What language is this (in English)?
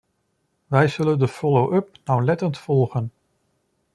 Dutch